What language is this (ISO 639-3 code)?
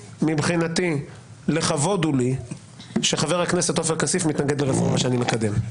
heb